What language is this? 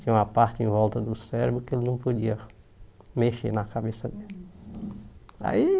Portuguese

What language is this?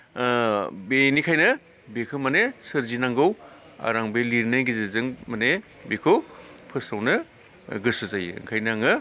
Bodo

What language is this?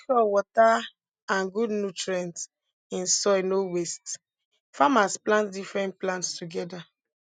Nigerian Pidgin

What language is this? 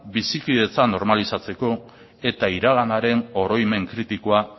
Basque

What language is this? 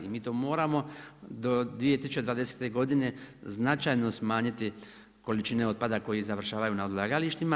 Croatian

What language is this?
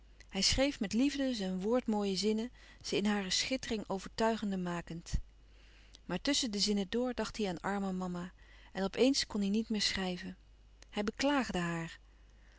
Dutch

